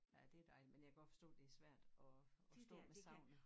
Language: Danish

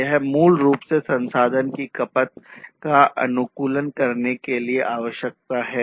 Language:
Hindi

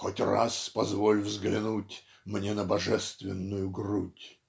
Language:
Russian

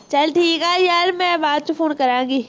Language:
Punjabi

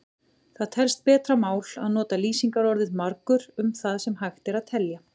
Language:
Icelandic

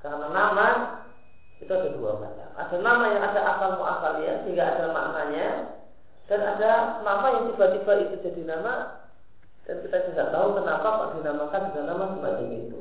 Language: Indonesian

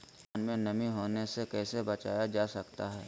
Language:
Magahi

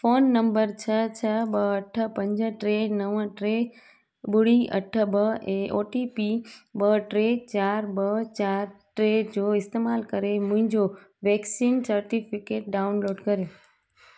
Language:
Sindhi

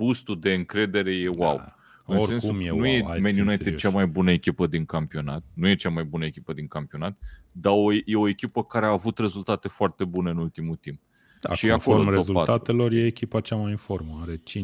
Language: Romanian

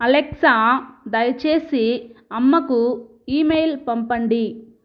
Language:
Telugu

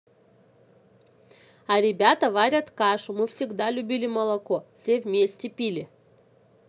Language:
Russian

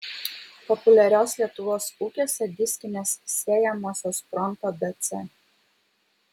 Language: Lithuanian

